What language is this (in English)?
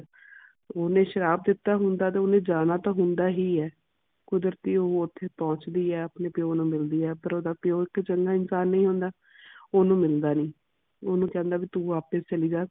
Punjabi